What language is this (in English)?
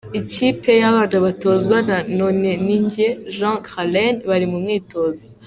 Kinyarwanda